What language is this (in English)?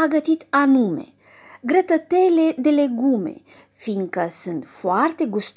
Romanian